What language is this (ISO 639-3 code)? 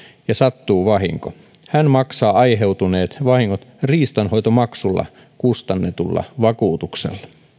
fin